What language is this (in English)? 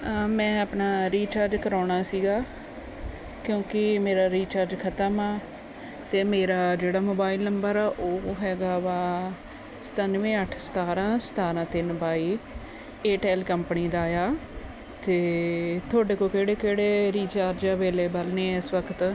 Punjabi